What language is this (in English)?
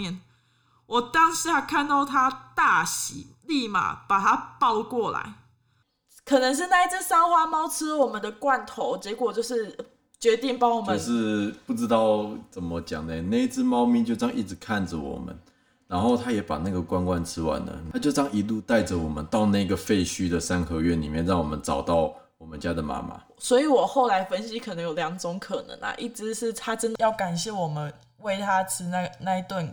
Chinese